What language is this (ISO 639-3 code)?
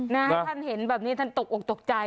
tha